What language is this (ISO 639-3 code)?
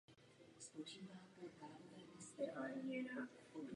ces